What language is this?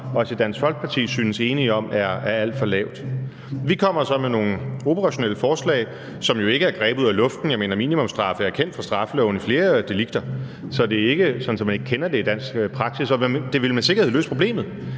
Danish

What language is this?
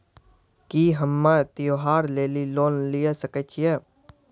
Maithili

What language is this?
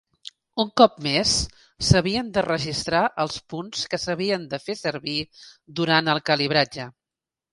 Catalan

